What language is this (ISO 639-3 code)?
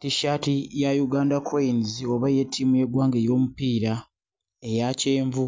lug